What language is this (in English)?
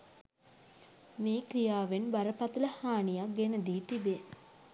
Sinhala